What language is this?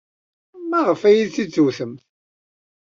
Kabyle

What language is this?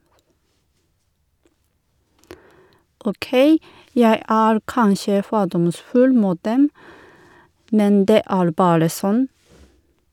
Norwegian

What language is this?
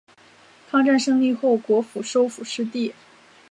Chinese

